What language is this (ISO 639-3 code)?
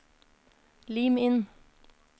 nor